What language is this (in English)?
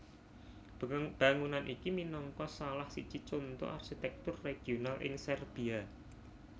Javanese